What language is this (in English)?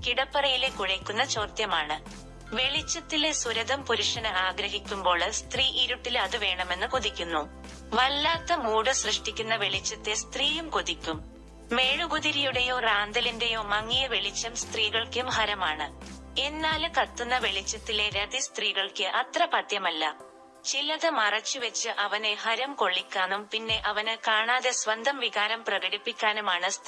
Malayalam